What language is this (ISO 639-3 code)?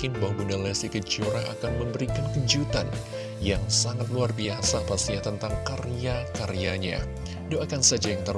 ind